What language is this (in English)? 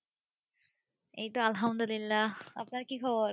Bangla